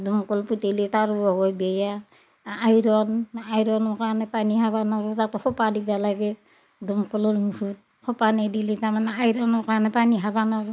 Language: Assamese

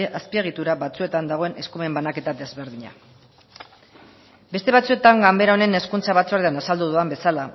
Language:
Basque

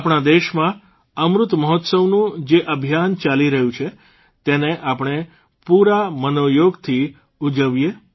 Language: Gujarati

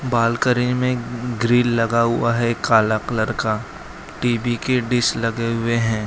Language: Hindi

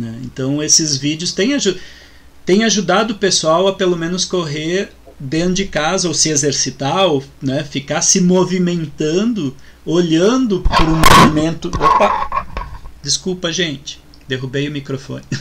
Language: Portuguese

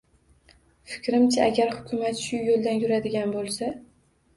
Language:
Uzbek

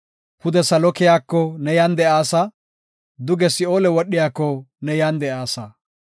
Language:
Gofa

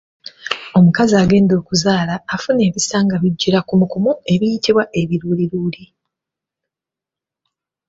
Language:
Ganda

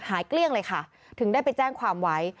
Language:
Thai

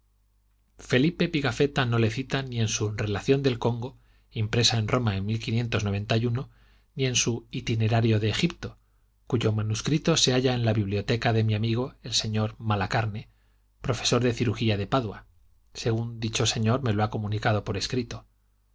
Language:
Spanish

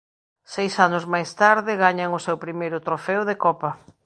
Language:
Galician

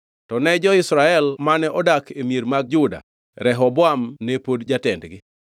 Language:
Luo (Kenya and Tanzania)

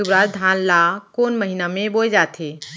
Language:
Chhattisgarhi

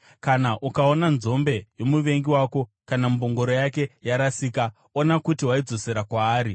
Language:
Shona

